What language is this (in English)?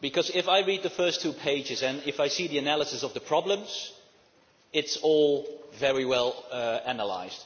English